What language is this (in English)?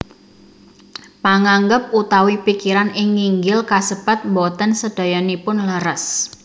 Javanese